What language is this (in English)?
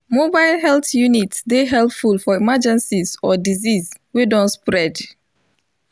Nigerian Pidgin